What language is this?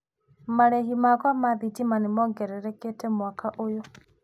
Kikuyu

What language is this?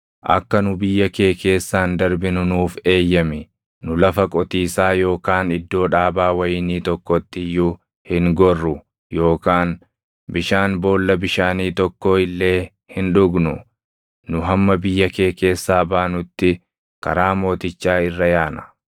Oromo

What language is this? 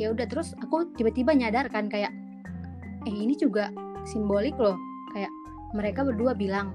Indonesian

